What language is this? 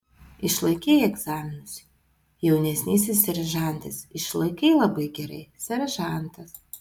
Lithuanian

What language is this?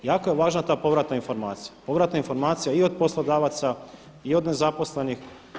Croatian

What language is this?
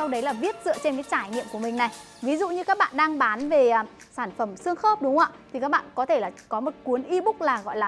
Vietnamese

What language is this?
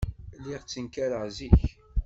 Kabyle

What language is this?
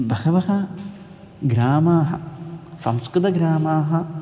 Sanskrit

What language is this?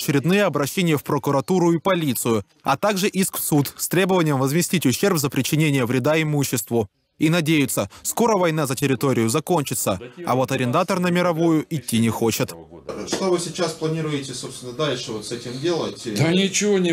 Russian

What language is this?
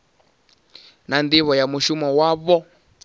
Venda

